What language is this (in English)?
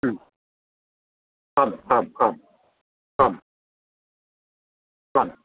Sanskrit